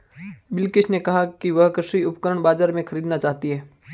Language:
Hindi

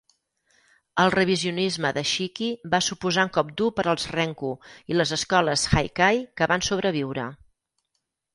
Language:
Catalan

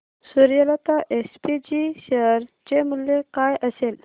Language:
Marathi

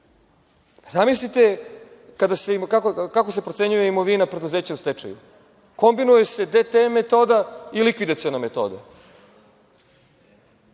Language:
Serbian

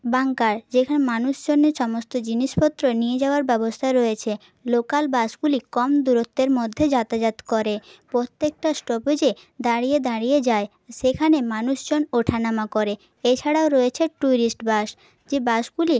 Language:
Bangla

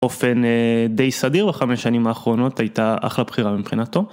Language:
Hebrew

